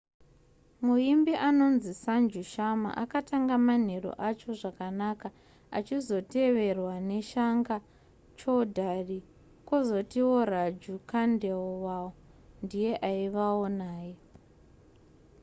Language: Shona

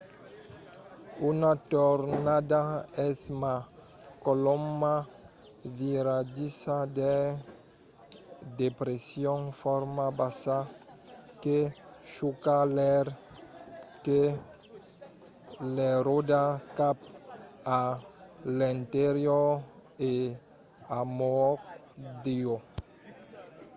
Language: Occitan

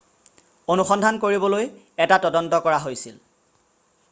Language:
Assamese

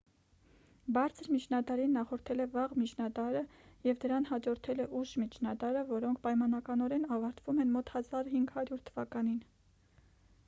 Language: Armenian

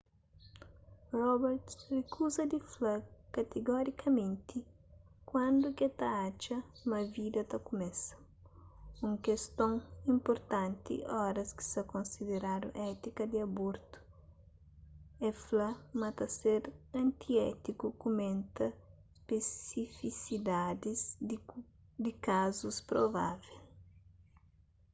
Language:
Kabuverdianu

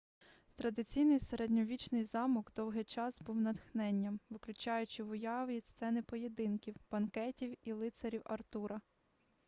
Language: Ukrainian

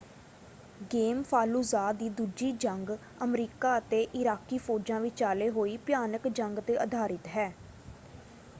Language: Punjabi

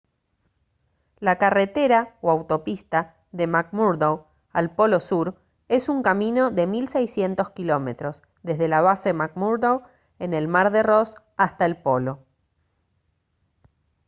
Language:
Spanish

